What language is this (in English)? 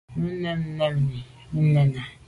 Medumba